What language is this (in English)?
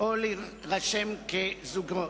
Hebrew